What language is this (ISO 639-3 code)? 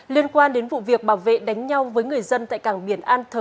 vie